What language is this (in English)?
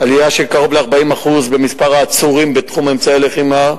Hebrew